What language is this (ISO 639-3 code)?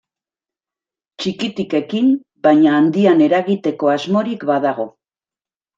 eus